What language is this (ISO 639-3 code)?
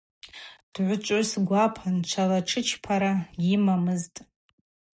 abq